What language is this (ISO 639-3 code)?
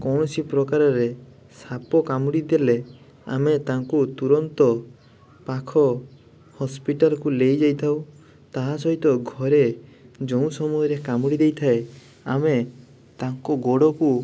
ori